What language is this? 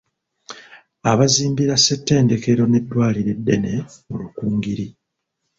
Ganda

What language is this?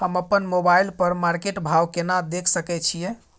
Maithili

